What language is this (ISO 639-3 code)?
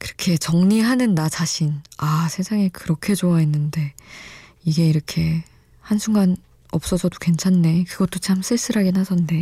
kor